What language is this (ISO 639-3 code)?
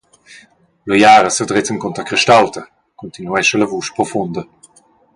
roh